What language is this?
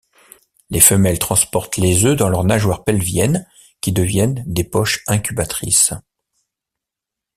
French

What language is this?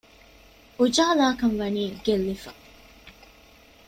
Divehi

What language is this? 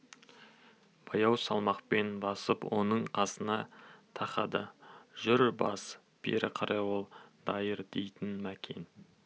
Kazakh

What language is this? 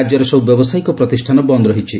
Odia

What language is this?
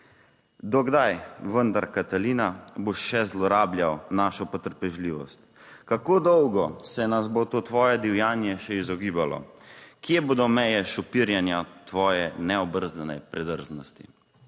Slovenian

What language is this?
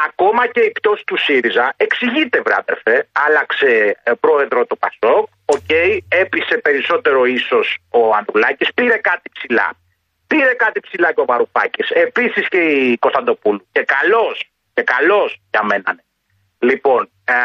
Greek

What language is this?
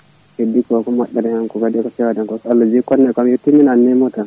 Fula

